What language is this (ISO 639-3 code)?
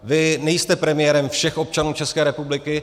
ces